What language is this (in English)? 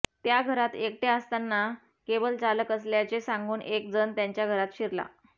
Marathi